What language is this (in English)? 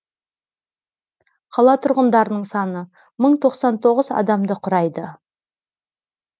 Kazakh